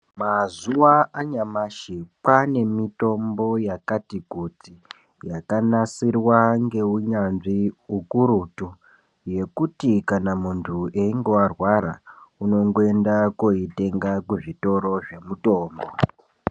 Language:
Ndau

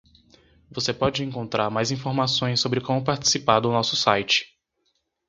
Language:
Portuguese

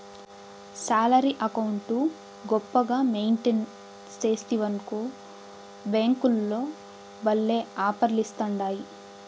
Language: Telugu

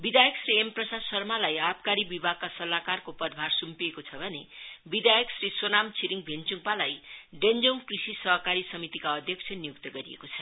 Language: Nepali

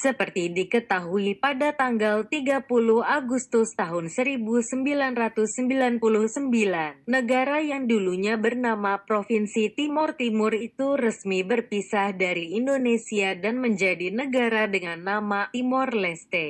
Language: Indonesian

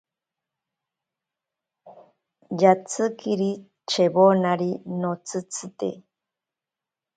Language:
Ashéninka Perené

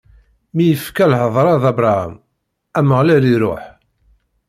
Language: Kabyle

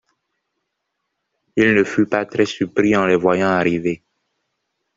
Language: French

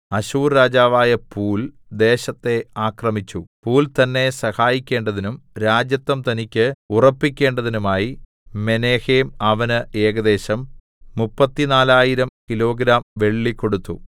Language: Malayalam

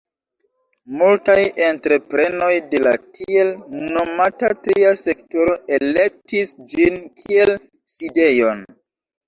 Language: Esperanto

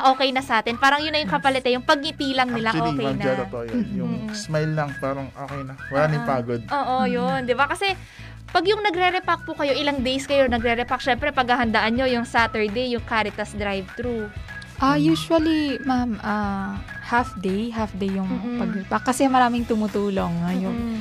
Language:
Filipino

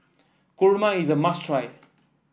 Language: English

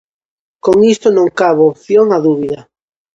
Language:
Galician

